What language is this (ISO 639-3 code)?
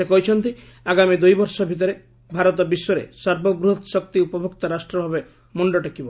ori